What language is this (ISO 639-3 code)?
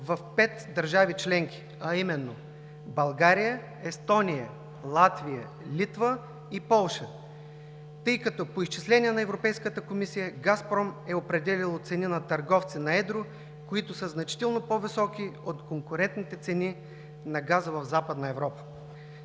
bul